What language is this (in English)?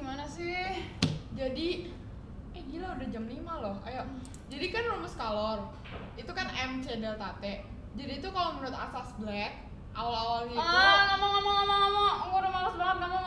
Indonesian